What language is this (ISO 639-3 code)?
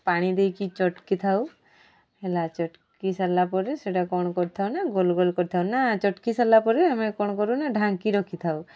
ori